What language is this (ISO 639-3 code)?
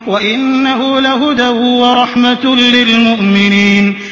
ara